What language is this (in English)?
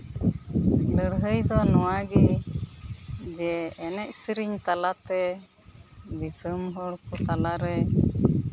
Santali